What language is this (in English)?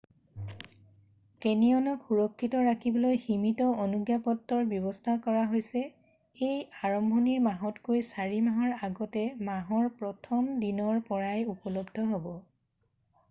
Assamese